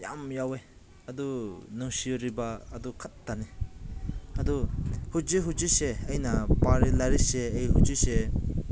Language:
Manipuri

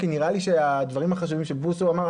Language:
Hebrew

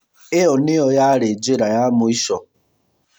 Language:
Kikuyu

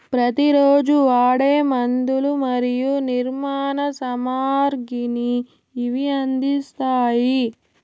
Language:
Telugu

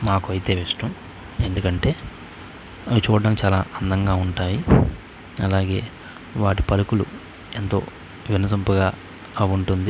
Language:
Telugu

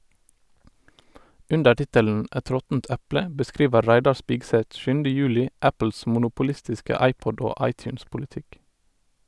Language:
Norwegian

